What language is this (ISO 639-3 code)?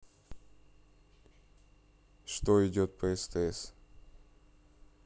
rus